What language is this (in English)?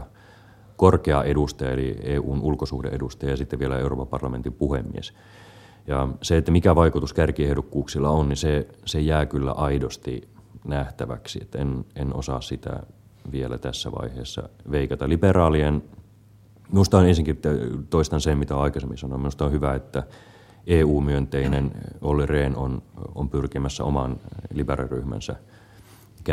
Finnish